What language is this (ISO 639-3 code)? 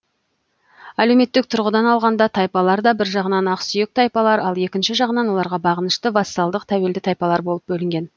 kaz